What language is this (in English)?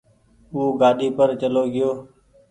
Goaria